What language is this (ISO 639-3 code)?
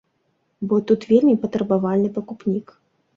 bel